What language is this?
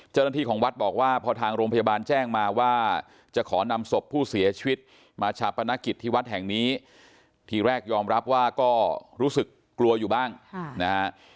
Thai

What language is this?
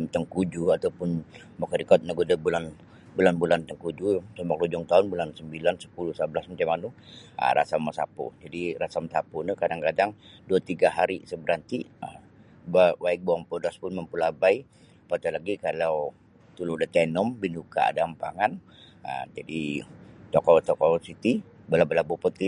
Sabah Bisaya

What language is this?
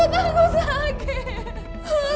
Indonesian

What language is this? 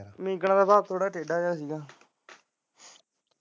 Punjabi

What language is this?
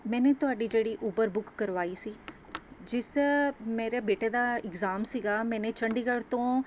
Punjabi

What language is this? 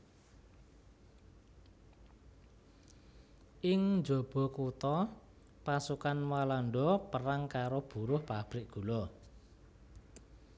Javanese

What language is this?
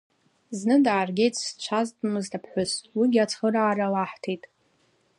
Abkhazian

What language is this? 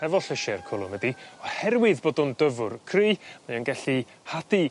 Welsh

